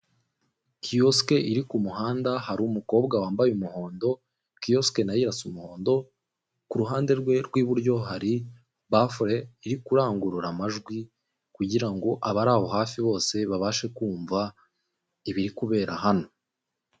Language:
Kinyarwanda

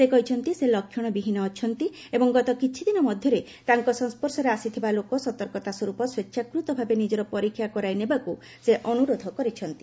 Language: Odia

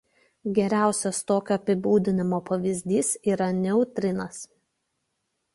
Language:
Lithuanian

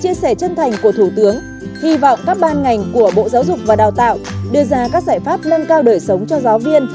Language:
Vietnamese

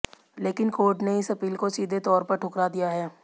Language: Hindi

